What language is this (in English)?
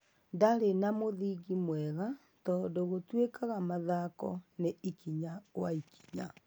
Kikuyu